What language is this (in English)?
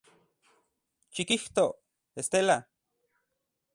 Central Puebla Nahuatl